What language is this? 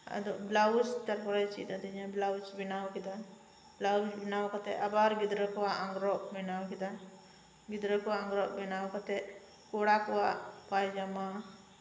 Santali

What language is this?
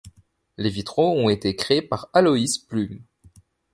French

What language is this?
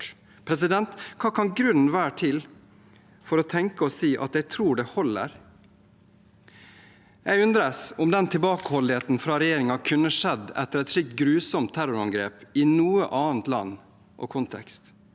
Norwegian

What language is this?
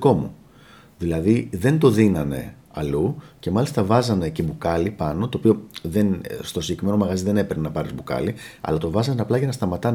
Greek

